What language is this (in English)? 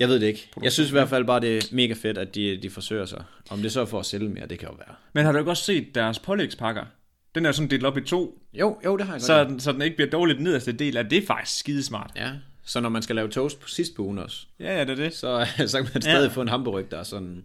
Danish